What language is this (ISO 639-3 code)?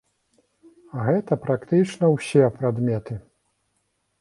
bel